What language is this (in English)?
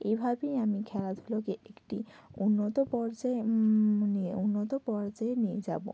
Bangla